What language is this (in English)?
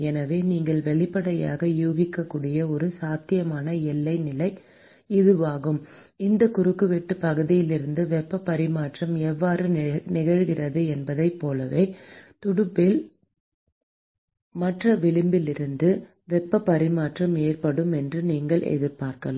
Tamil